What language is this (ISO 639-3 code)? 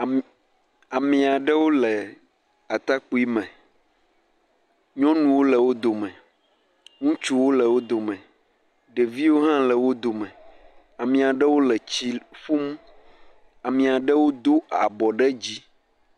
ewe